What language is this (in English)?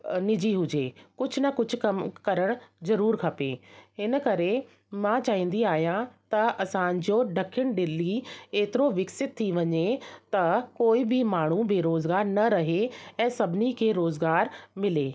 Sindhi